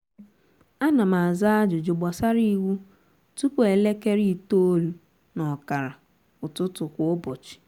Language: Igbo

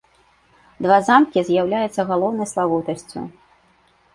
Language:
Belarusian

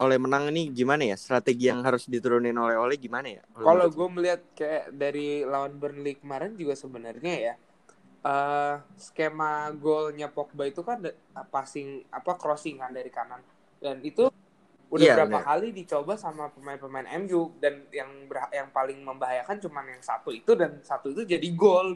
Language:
Indonesian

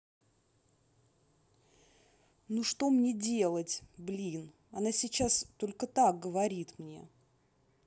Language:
Russian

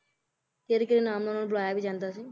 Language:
Punjabi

